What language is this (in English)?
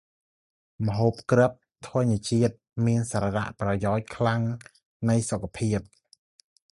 Khmer